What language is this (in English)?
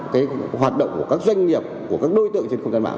Vietnamese